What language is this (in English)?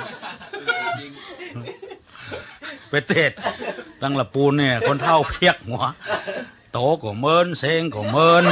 Thai